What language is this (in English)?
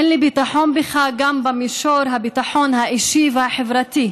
Hebrew